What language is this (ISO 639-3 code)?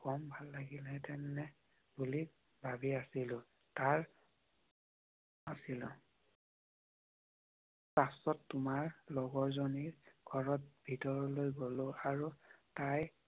asm